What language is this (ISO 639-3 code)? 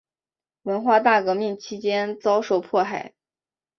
zho